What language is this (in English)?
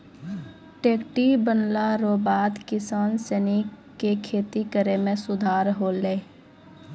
Maithili